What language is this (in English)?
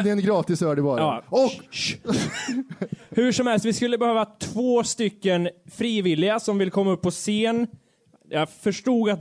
Swedish